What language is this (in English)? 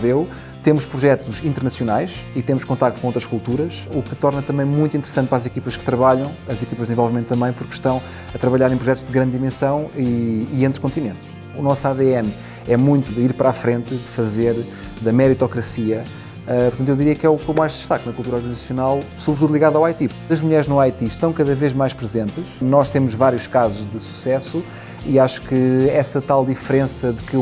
Portuguese